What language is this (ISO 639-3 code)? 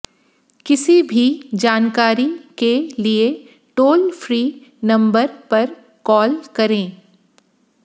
hin